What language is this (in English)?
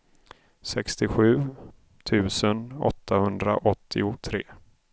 Swedish